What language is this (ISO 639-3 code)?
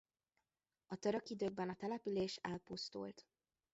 hun